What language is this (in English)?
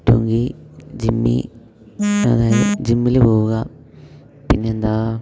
Malayalam